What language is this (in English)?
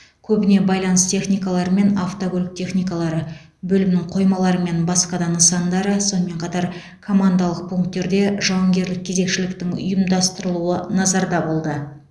Kazakh